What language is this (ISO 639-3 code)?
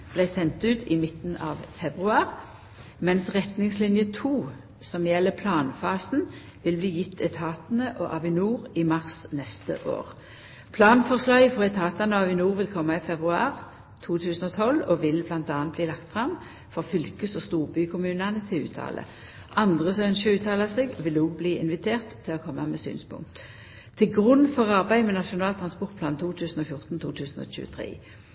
nno